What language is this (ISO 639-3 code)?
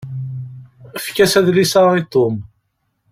kab